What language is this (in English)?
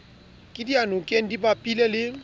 Southern Sotho